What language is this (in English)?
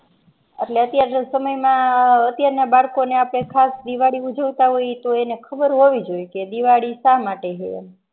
Gujarati